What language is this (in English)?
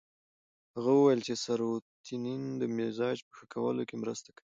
Pashto